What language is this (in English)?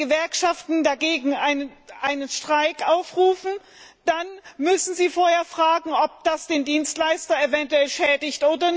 German